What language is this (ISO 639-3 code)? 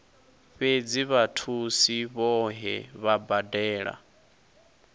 ven